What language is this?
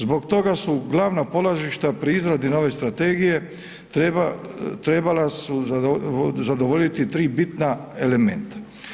Croatian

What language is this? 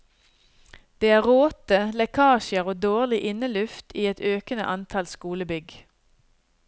Norwegian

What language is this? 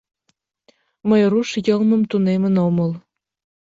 Mari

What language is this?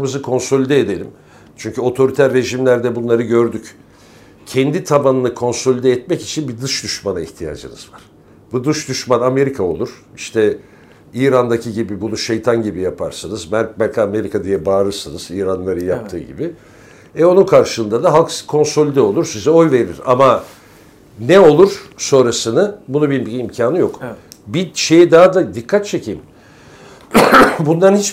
Turkish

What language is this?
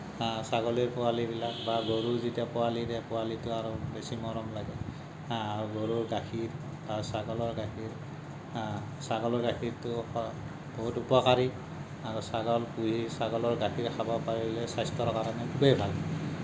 Assamese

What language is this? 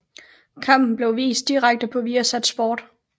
Danish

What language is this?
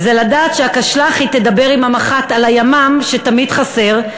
Hebrew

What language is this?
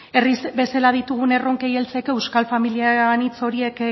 Basque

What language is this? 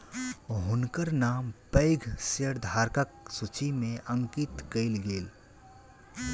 Maithili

